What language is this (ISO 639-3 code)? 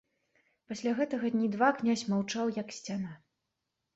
bel